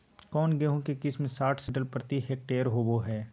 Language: Magahi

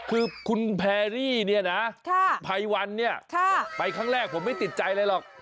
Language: Thai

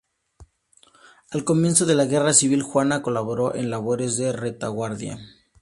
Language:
Spanish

